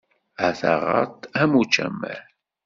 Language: Kabyle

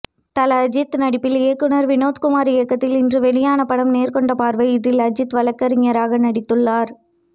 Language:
Tamil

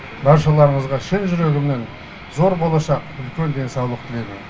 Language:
Kazakh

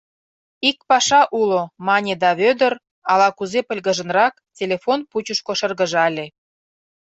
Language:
Mari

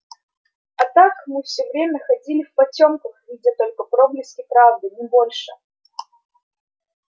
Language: Russian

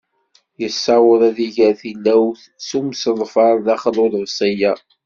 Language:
Kabyle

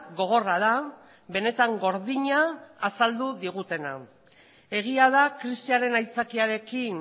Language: Basque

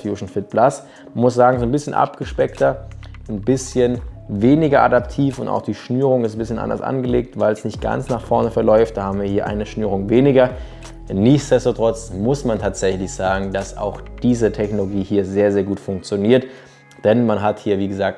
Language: German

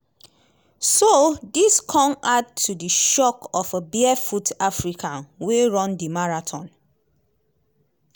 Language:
Nigerian Pidgin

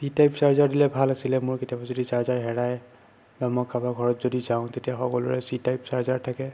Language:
Assamese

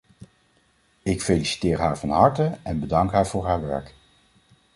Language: Dutch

